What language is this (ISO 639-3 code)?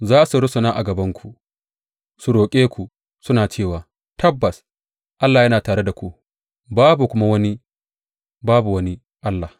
hau